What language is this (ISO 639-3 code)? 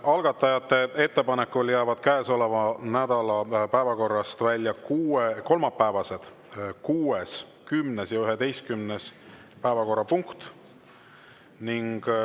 est